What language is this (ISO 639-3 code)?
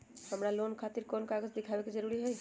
mag